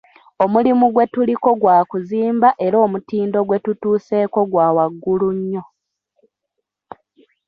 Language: Ganda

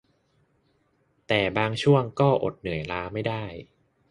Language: Thai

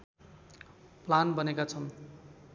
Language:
Nepali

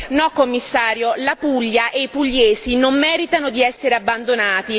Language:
Italian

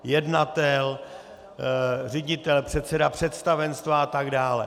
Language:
Czech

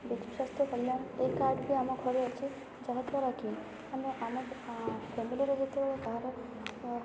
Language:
Odia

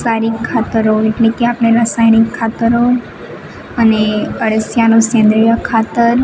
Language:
Gujarati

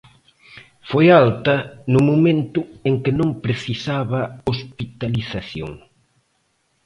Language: Galician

